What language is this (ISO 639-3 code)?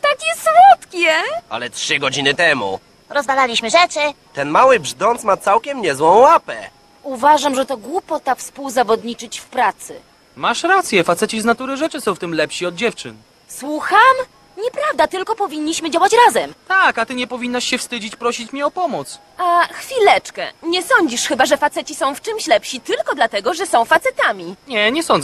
pol